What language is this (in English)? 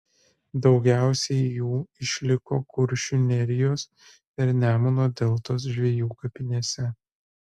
Lithuanian